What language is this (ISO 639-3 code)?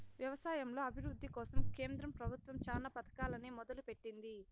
tel